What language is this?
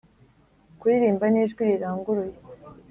Kinyarwanda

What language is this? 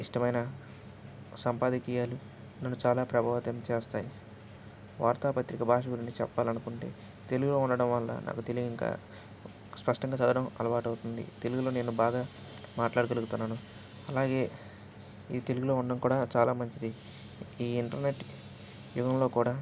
Telugu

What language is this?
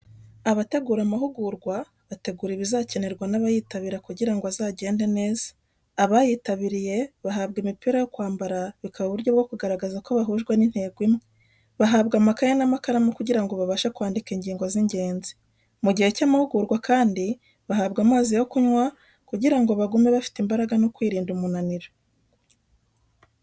Kinyarwanda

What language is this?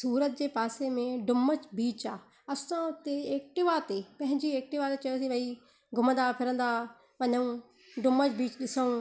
Sindhi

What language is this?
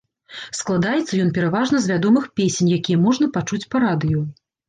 Belarusian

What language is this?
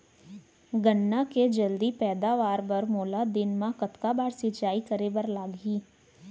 Chhattisgarhi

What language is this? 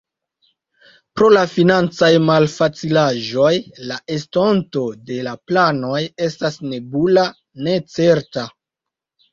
Esperanto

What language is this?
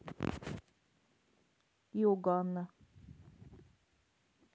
Russian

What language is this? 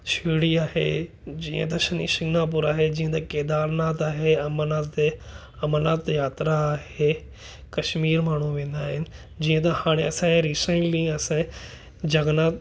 Sindhi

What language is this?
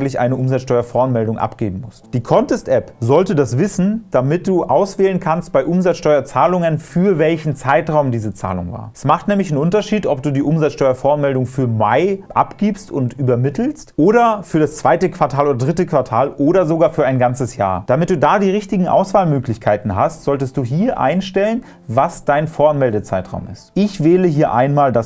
German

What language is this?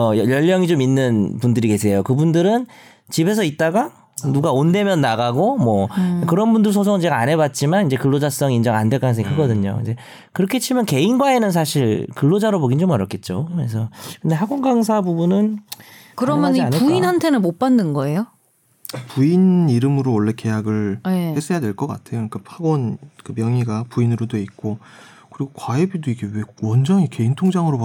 Korean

